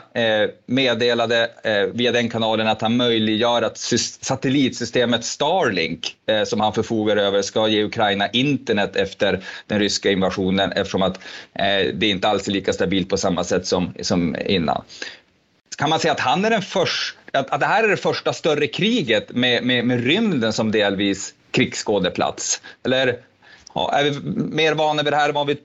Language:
Swedish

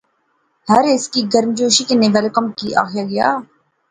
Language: Pahari-Potwari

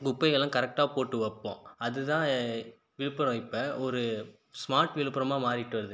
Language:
Tamil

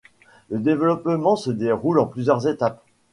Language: French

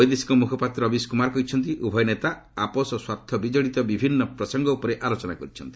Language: Odia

